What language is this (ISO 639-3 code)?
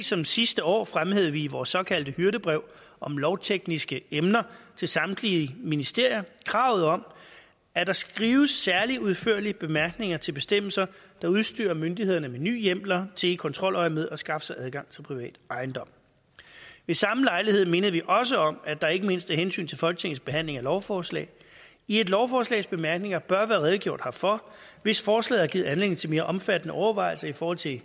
dan